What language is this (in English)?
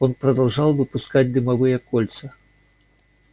Russian